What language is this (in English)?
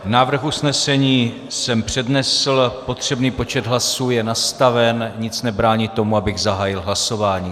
Czech